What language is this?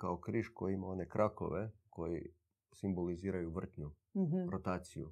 Croatian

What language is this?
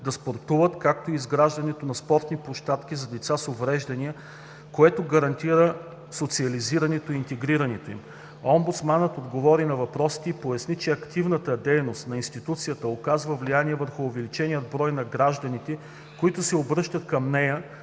Bulgarian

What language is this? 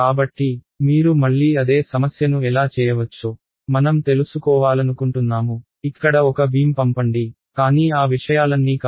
Telugu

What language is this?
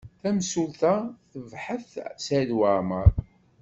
Kabyle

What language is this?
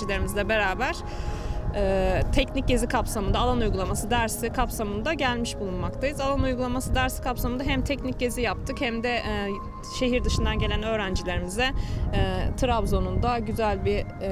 Turkish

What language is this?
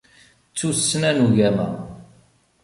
Kabyle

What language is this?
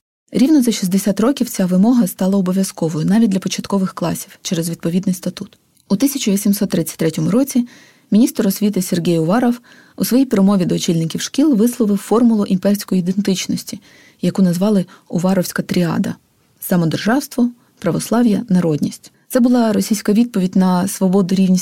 Ukrainian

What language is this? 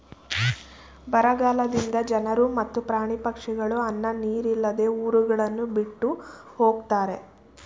Kannada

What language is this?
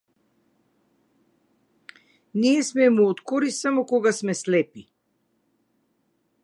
Macedonian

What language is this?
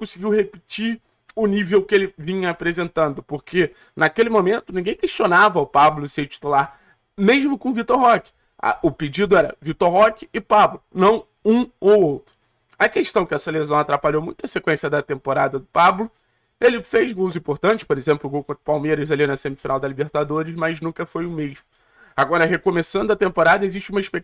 Portuguese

